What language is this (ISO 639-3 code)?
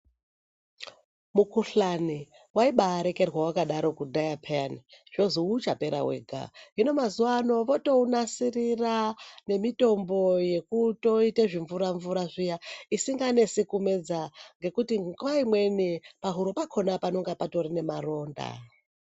ndc